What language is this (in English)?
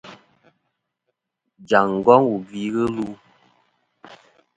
Kom